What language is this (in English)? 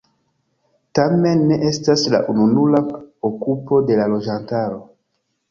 Esperanto